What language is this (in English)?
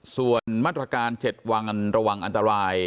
Thai